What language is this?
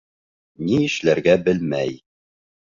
Bashkir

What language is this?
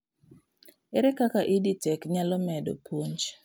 Luo (Kenya and Tanzania)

